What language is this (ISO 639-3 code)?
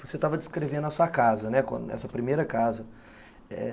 por